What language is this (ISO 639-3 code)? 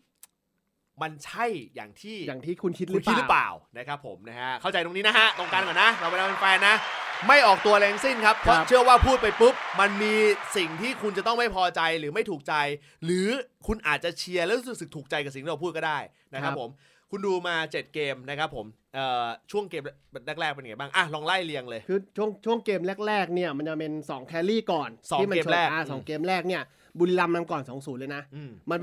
tha